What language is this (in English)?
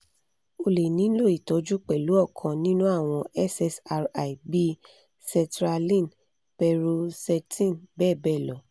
Yoruba